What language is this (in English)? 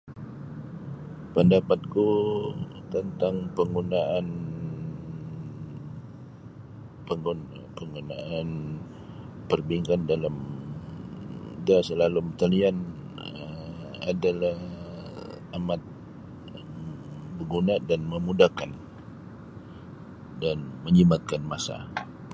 Sabah Bisaya